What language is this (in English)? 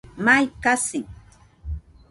Nüpode Huitoto